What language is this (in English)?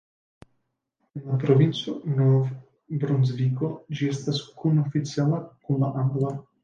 Esperanto